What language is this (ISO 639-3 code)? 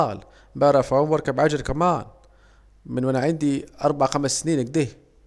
aec